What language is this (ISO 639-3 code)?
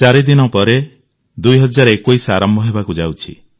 ori